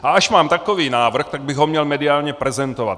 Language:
Czech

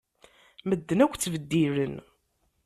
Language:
Kabyle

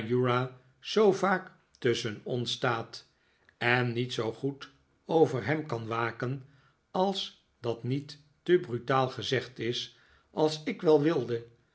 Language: Dutch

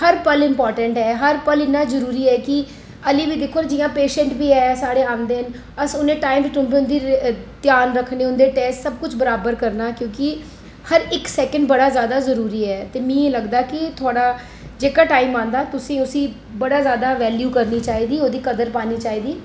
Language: Dogri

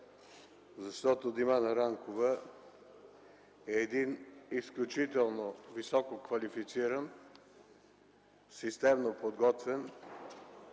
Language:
Bulgarian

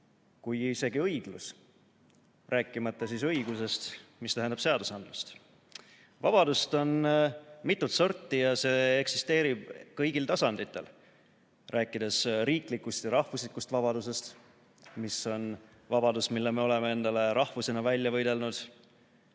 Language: Estonian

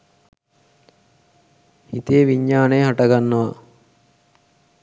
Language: Sinhala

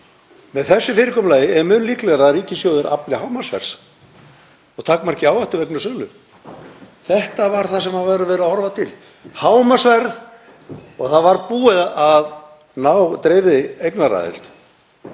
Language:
Icelandic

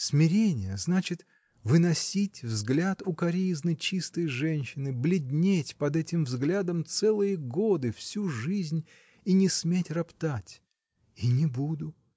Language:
Russian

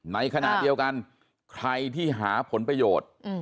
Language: Thai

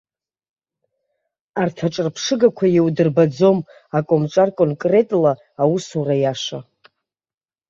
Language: Abkhazian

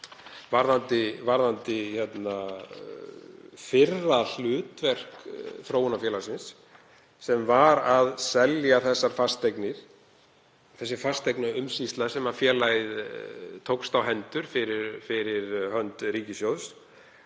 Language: Icelandic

